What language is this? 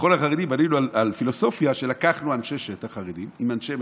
Hebrew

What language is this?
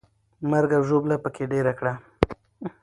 Pashto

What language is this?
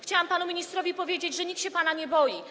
Polish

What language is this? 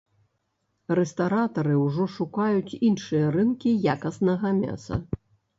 Belarusian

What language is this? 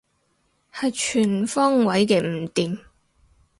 Cantonese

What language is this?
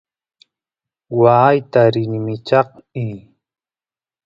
Santiago del Estero Quichua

